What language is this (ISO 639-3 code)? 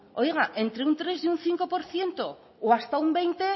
spa